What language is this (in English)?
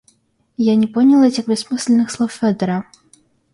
Russian